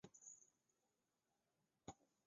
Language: Chinese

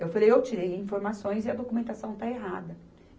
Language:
Portuguese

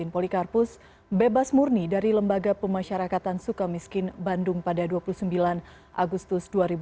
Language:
Indonesian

